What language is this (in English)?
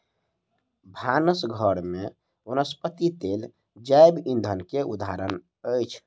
Maithili